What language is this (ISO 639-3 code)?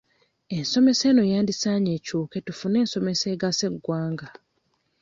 lug